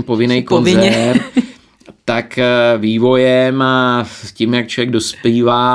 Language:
Czech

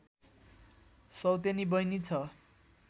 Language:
Nepali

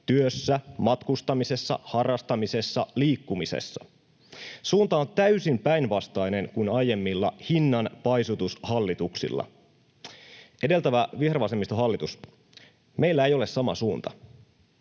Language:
Finnish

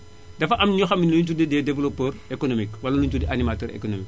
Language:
Wolof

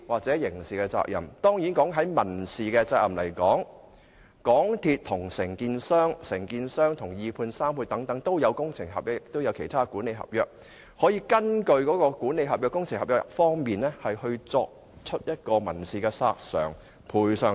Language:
Cantonese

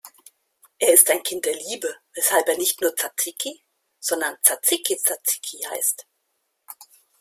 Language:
German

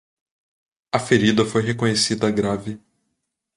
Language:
Portuguese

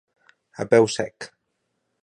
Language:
Catalan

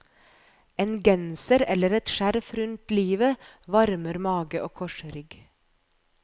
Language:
Norwegian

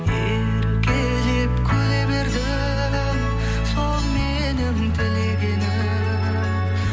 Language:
Kazakh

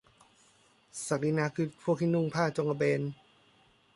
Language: Thai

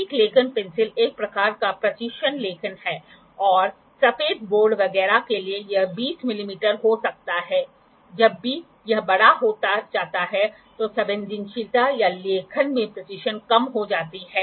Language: Hindi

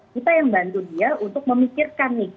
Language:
Indonesian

